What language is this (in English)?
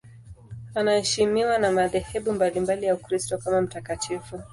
Swahili